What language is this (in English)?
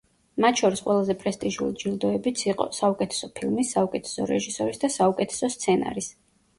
Georgian